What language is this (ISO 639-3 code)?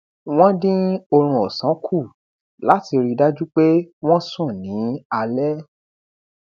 yor